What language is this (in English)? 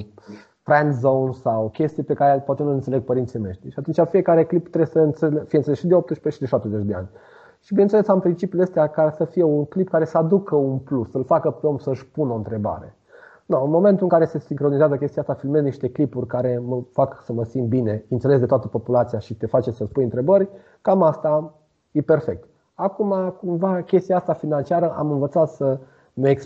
Romanian